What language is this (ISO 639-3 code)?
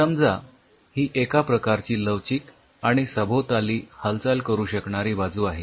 mar